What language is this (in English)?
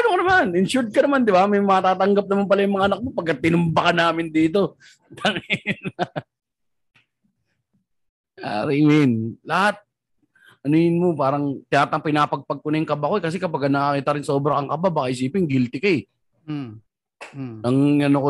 Filipino